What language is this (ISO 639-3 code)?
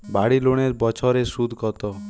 ben